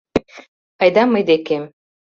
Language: Mari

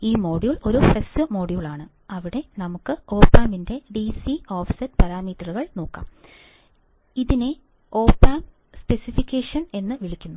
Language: Malayalam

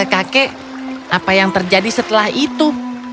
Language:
Indonesian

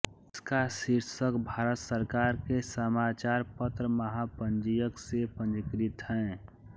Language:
Hindi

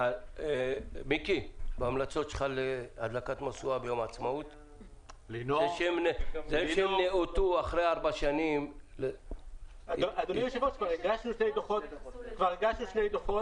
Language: Hebrew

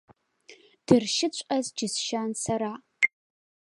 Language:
Abkhazian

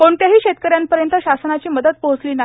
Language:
Marathi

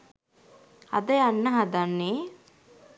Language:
Sinhala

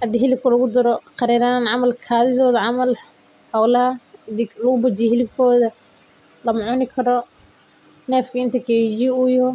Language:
Somali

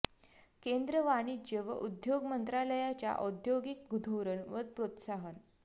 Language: Marathi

